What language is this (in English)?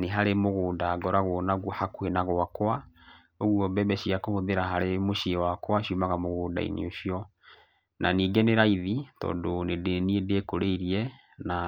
Kikuyu